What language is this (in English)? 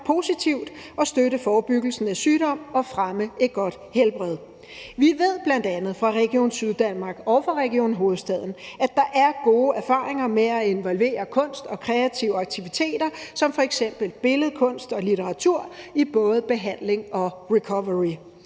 Danish